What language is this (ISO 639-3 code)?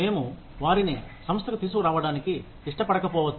tel